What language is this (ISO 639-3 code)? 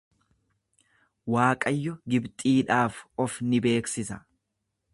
orm